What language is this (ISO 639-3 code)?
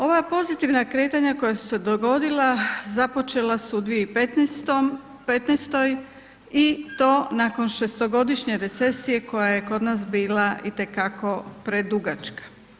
hrv